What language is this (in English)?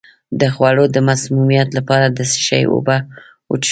Pashto